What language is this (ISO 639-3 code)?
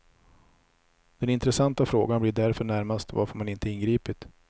swe